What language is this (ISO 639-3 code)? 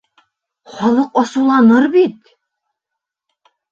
bak